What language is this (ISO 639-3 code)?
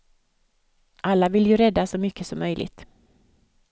swe